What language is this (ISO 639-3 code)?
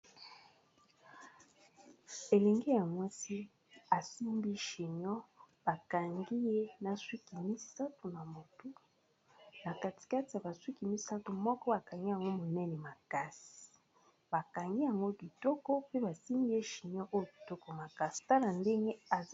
lin